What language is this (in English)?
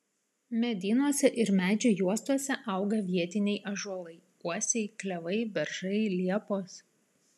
Lithuanian